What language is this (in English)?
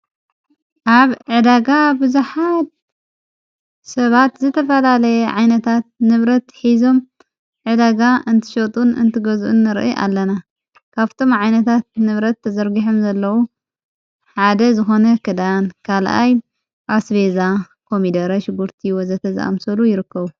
Tigrinya